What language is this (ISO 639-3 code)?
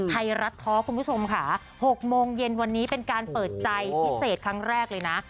tha